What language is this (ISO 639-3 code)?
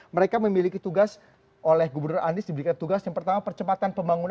ind